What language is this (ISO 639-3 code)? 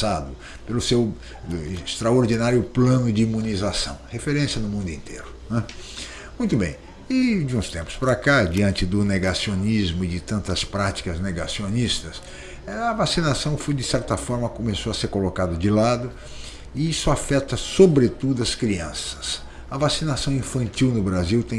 por